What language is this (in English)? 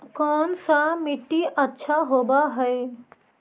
Magahi